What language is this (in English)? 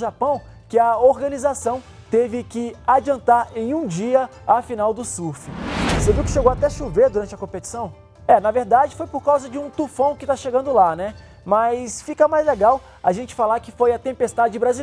Portuguese